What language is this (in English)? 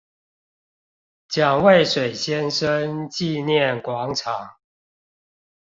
Chinese